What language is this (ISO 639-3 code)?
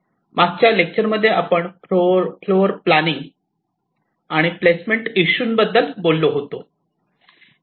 mar